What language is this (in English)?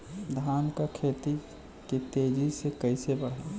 Bhojpuri